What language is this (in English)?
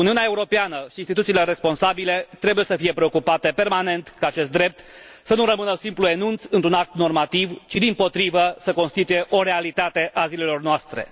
Romanian